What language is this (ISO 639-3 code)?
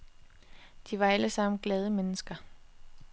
dan